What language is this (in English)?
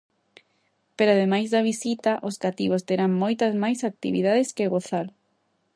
Galician